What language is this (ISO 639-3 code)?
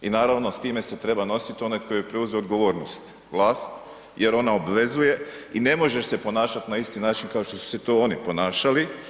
hrv